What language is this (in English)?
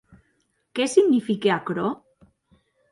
Occitan